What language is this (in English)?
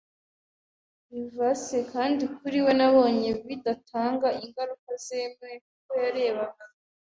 Kinyarwanda